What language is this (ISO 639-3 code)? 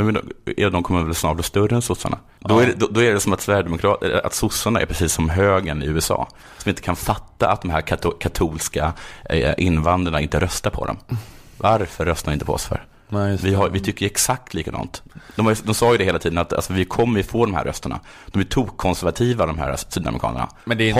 swe